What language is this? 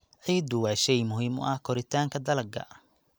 Somali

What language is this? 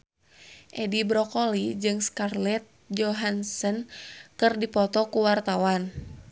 Sundanese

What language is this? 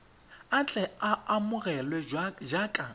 Tswana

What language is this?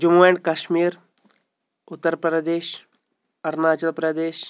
Kashmiri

